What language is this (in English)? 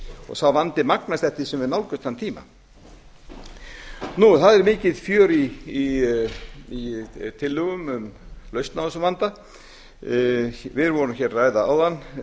Icelandic